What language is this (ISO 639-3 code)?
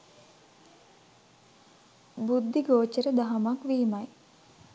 sin